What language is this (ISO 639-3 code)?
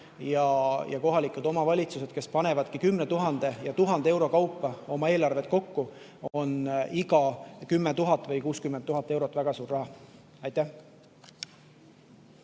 est